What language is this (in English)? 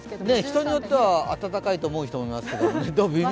Japanese